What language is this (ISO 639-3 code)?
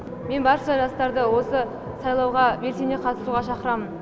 kaz